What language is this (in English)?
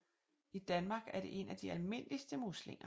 Danish